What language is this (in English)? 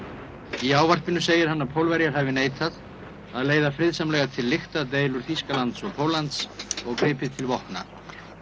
Icelandic